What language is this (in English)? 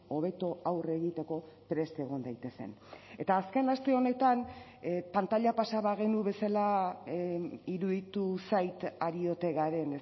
Basque